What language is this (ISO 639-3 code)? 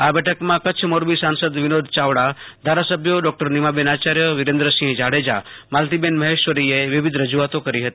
guj